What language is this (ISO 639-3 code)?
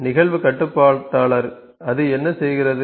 tam